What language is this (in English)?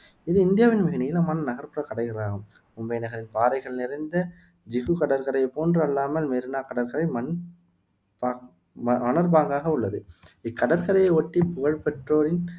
Tamil